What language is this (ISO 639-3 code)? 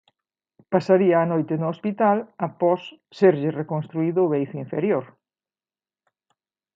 glg